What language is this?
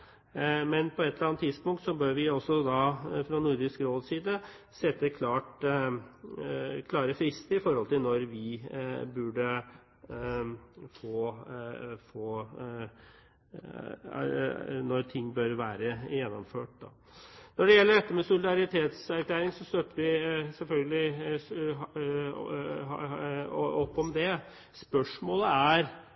Norwegian Bokmål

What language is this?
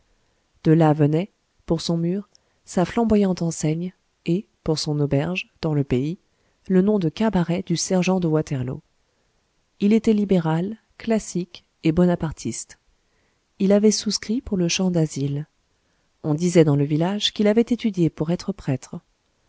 French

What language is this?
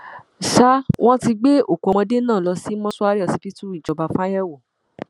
Yoruba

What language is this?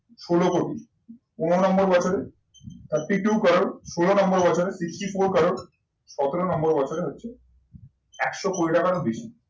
Bangla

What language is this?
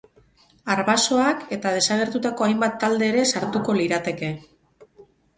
Basque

